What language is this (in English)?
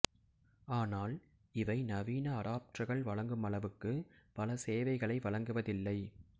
Tamil